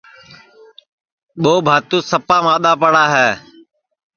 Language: Sansi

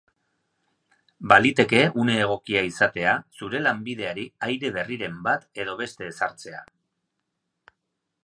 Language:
Basque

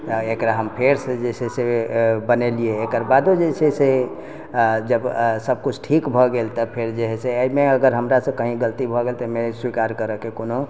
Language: Maithili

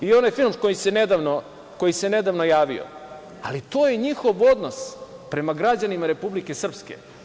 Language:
Serbian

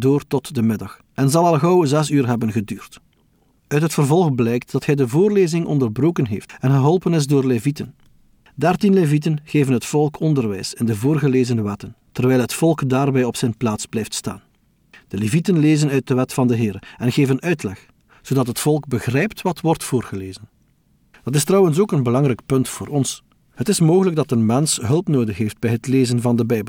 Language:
Dutch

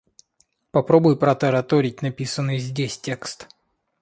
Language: Russian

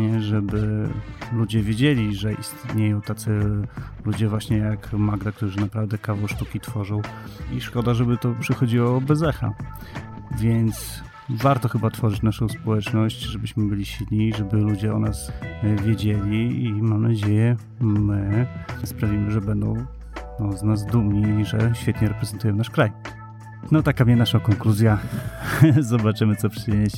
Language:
Polish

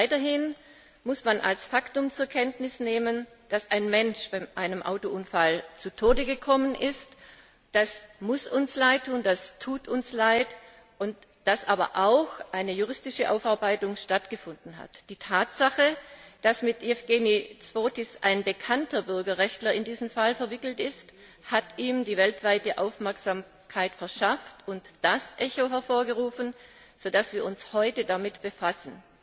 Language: German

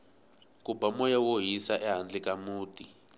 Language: Tsonga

